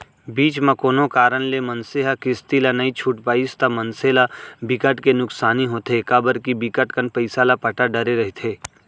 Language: Chhattisgarhi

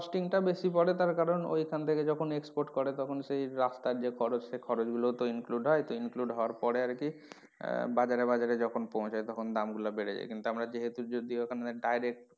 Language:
Bangla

